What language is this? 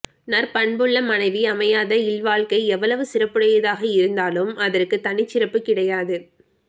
Tamil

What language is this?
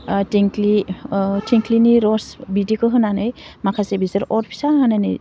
Bodo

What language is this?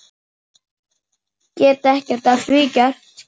Icelandic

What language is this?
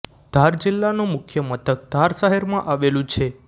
Gujarati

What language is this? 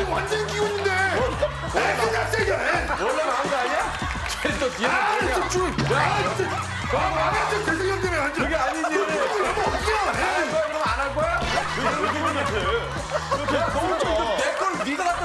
Korean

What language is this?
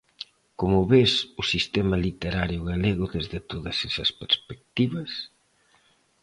Galician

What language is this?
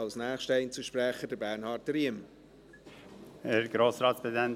Swiss German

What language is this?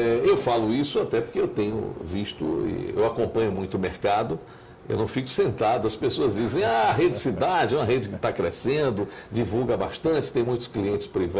Portuguese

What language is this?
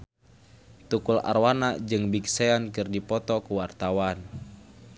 Sundanese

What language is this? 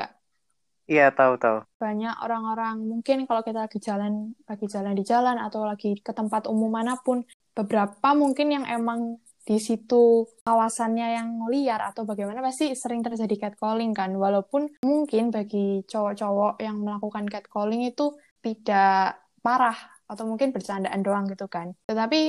Indonesian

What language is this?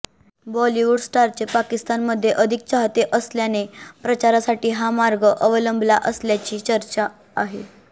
Marathi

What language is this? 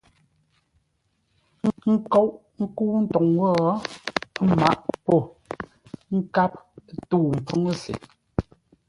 Ngombale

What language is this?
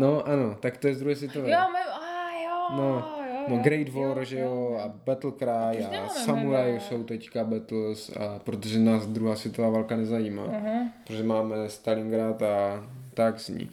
Czech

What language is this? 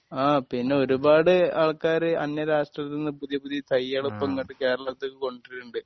Malayalam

